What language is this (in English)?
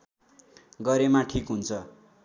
Nepali